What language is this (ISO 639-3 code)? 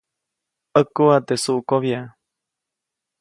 zoc